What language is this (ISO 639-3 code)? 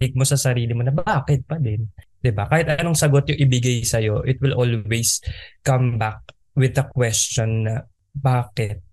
fil